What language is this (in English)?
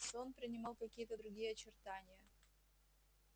Russian